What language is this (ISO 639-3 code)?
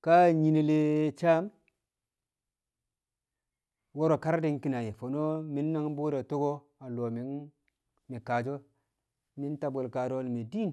kcq